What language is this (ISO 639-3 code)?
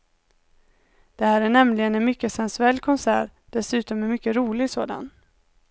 swe